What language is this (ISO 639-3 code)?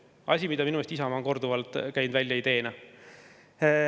est